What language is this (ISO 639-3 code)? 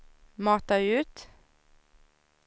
swe